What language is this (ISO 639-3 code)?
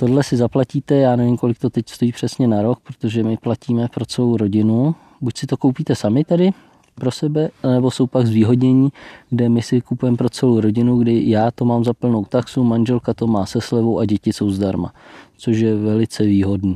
ces